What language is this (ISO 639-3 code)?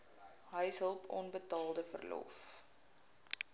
afr